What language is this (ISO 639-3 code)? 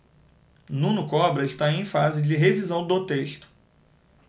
por